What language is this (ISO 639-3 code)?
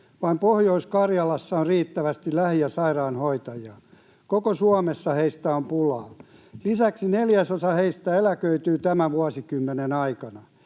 fin